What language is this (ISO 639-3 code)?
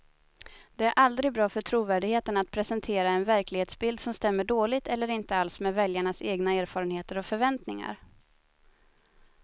swe